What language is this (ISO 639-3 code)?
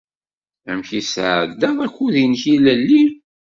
kab